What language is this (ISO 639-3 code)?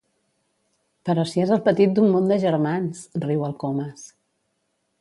cat